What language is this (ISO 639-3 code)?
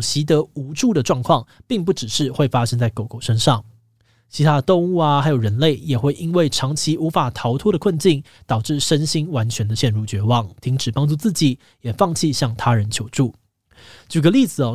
zho